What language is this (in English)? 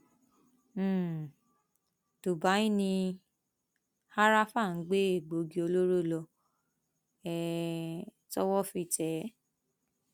Yoruba